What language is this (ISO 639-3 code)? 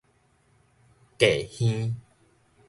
nan